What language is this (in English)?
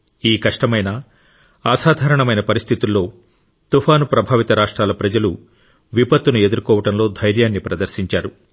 Telugu